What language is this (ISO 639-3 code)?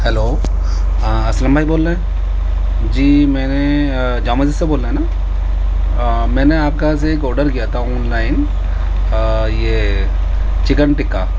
urd